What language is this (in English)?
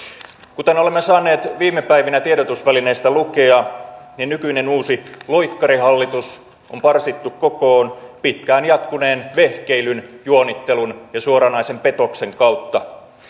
Finnish